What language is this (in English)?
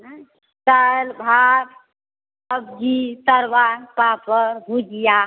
Maithili